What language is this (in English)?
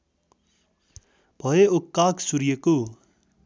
Nepali